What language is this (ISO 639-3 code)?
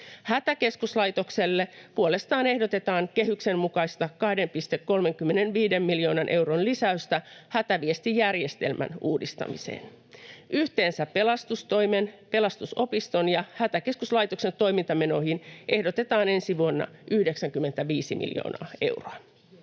fin